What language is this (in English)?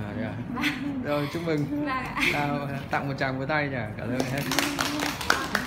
Vietnamese